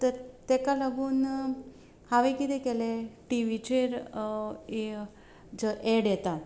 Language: Konkani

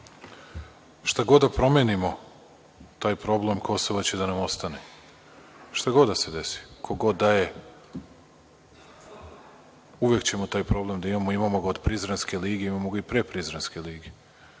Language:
Serbian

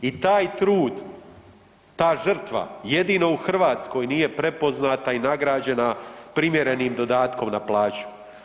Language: Croatian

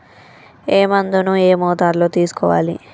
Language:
Telugu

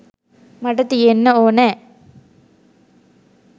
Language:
Sinhala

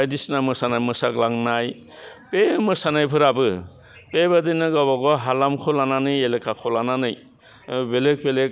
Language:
Bodo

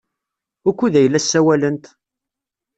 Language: Kabyle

